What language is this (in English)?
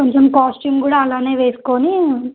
Telugu